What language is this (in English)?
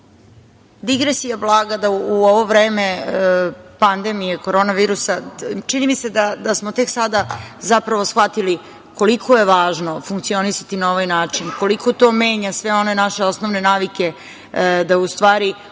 Serbian